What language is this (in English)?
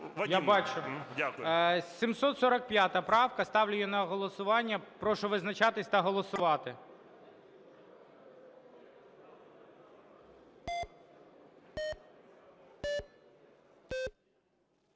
Ukrainian